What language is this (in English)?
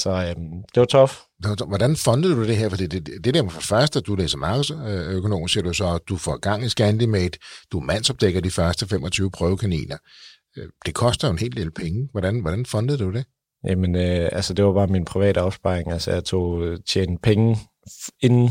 Danish